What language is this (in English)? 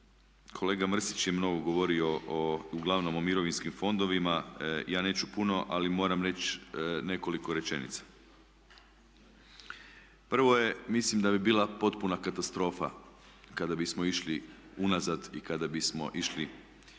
Croatian